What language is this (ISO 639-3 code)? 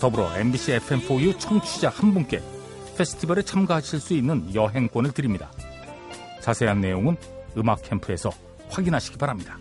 kor